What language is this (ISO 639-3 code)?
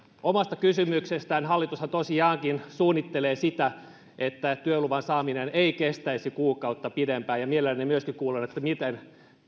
fin